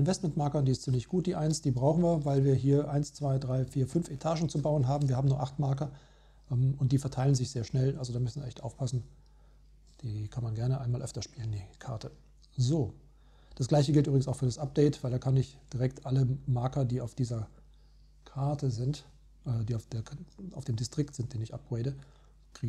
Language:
German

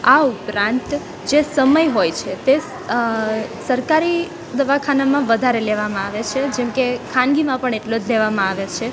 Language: Gujarati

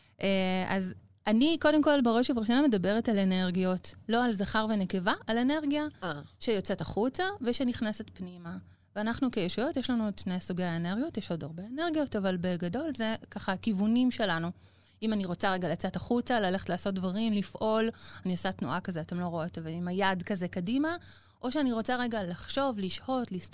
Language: Hebrew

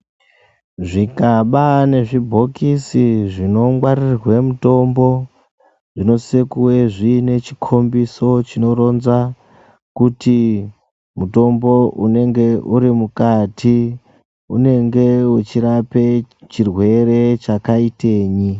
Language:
Ndau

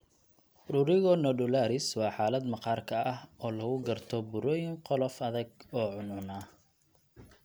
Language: Somali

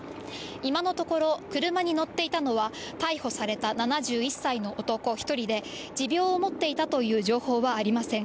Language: Japanese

